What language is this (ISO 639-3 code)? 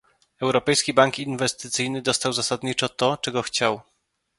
pol